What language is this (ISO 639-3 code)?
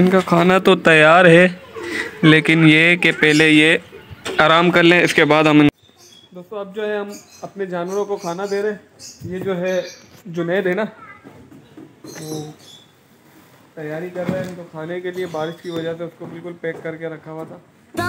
hin